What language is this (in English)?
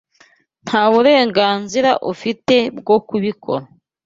Kinyarwanda